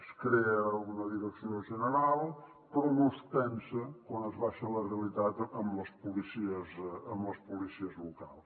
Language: Catalan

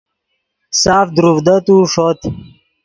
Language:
Yidgha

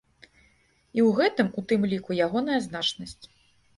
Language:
Belarusian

